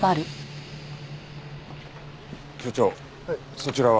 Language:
Japanese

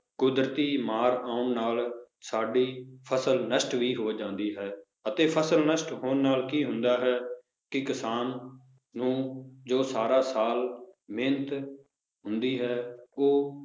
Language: Punjabi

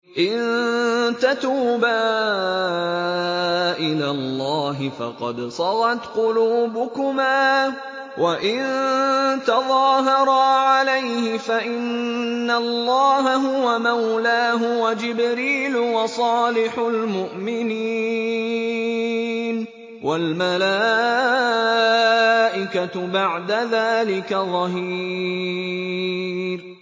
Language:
Arabic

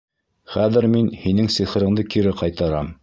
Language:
Bashkir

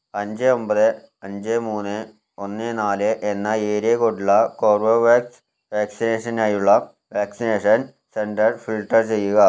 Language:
Malayalam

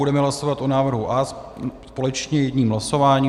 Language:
Czech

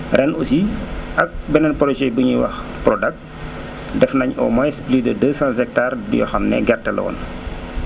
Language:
Wolof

